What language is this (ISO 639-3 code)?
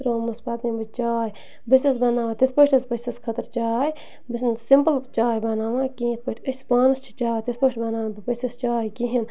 kas